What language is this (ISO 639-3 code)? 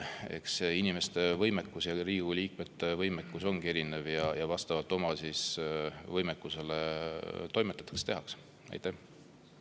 est